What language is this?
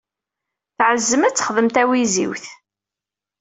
Kabyle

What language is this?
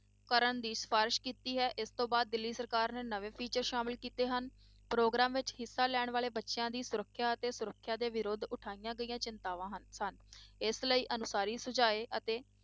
Punjabi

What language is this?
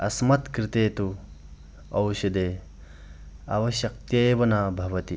Sanskrit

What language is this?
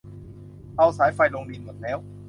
Thai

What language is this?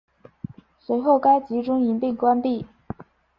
Chinese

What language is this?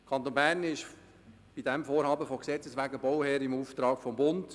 Swiss German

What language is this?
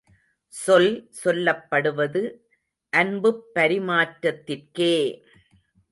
Tamil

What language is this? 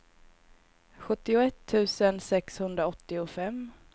Swedish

